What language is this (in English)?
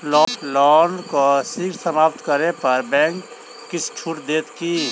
Maithili